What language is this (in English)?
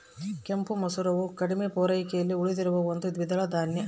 Kannada